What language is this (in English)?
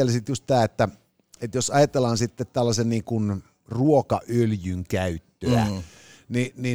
Finnish